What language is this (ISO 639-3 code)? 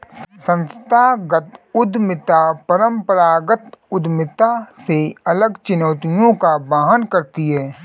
hin